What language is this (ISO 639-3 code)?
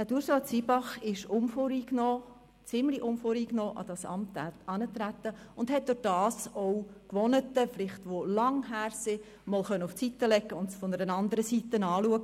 gsw